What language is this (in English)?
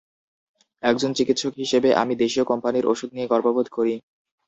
Bangla